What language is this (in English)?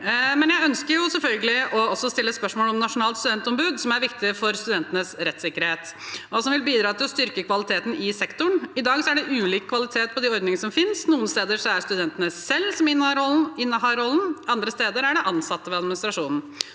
Norwegian